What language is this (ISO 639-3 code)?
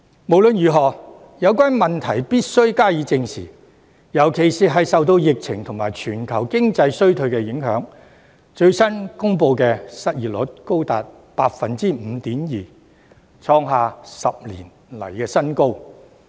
yue